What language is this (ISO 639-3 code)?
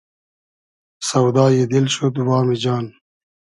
haz